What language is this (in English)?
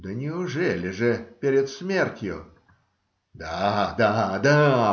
Russian